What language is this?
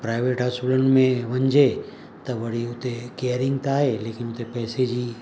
Sindhi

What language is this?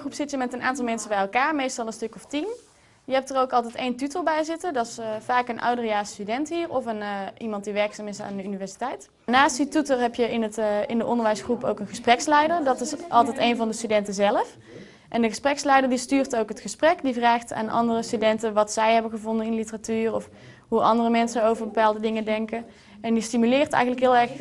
Dutch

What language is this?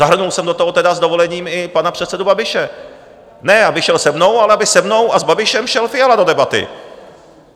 Czech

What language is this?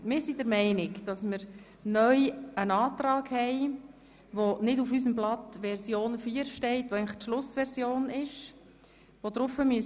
Swiss German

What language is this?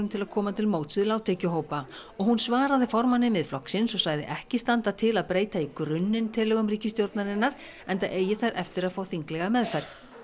Icelandic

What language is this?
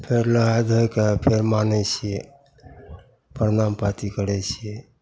Maithili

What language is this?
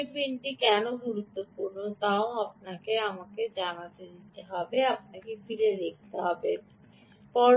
Bangla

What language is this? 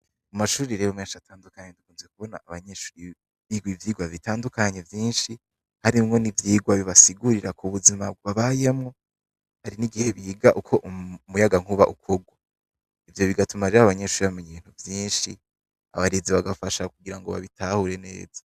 Rundi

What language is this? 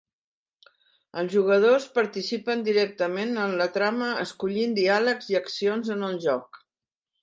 Catalan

